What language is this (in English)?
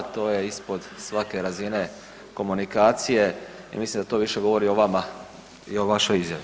Croatian